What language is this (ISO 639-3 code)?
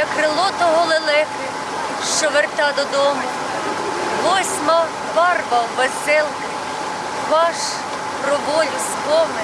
ukr